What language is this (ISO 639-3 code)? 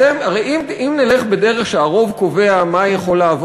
heb